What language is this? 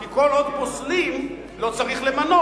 Hebrew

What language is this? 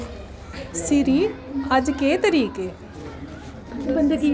Dogri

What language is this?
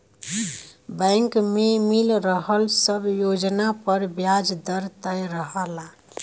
Bhojpuri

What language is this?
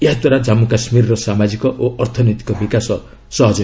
Odia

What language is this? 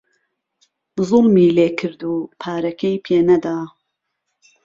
Central Kurdish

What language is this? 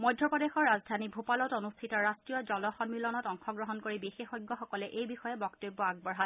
Assamese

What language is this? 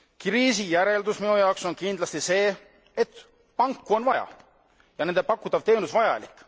Estonian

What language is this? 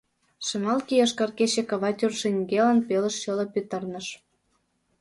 Mari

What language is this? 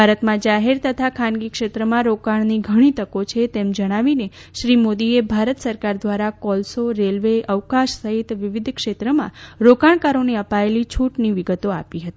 Gujarati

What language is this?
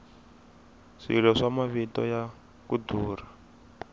Tsonga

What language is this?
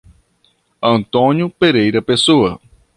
Portuguese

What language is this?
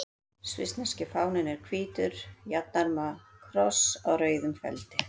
Icelandic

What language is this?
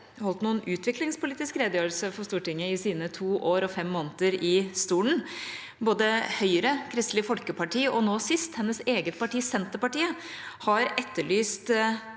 Norwegian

